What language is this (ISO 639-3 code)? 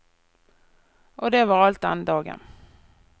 nor